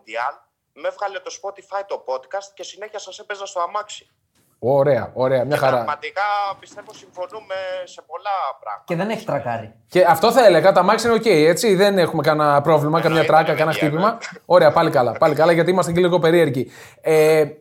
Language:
Greek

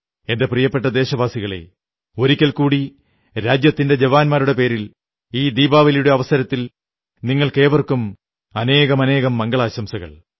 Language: Malayalam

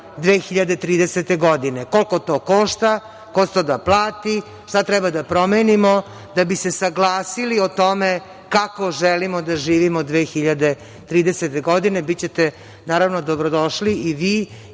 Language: Serbian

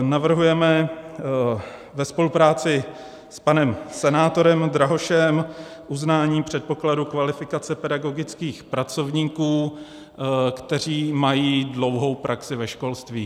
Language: Czech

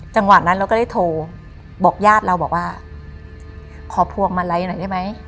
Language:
Thai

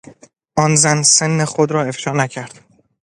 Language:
Persian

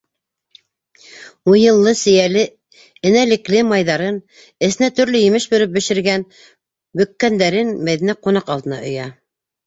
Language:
Bashkir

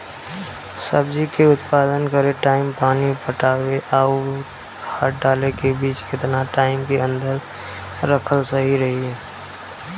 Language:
Bhojpuri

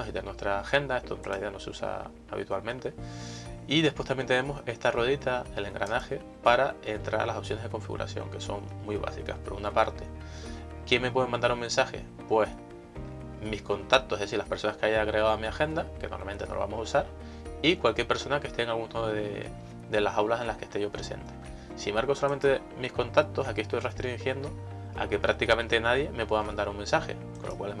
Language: Spanish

